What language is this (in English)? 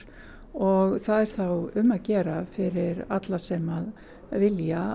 Icelandic